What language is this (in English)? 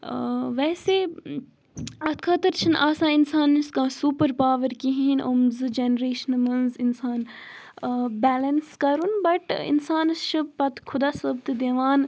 Kashmiri